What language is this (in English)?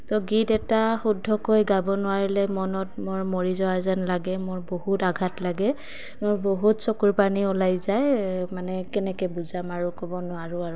Assamese